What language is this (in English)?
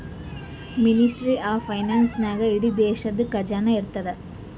Kannada